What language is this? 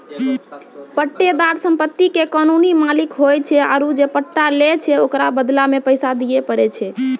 Maithili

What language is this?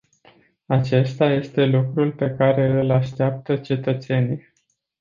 Romanian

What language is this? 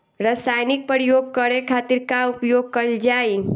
Bhojpuri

